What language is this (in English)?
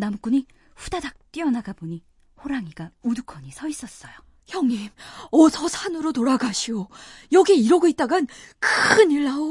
Korean